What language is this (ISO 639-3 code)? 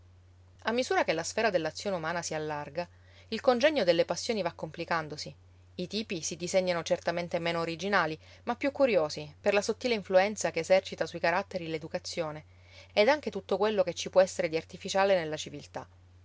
ita